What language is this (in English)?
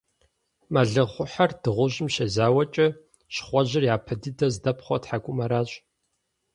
Kabardian